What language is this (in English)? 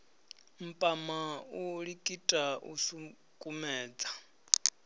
Venda